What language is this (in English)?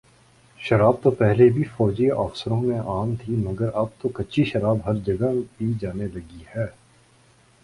Urdu